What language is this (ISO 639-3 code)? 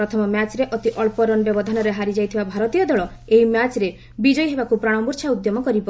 ori